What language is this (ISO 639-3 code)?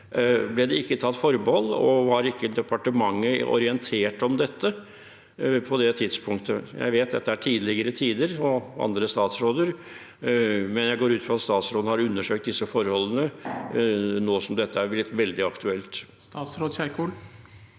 nor